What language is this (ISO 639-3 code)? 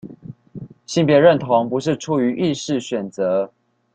zho